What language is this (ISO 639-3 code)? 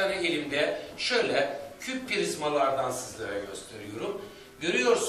tur